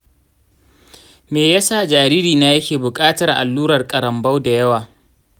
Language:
Hausa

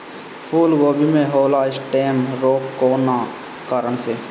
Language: Bhojpuri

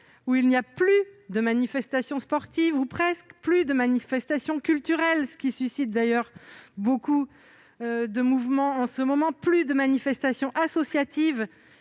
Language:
French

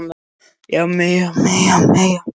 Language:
Icelandic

